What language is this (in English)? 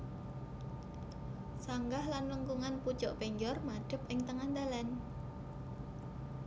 Javanese